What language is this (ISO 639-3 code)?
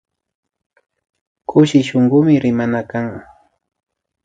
qvi